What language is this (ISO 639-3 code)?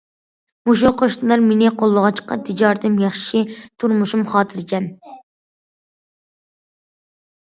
uig